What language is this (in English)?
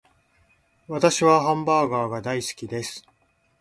Japanese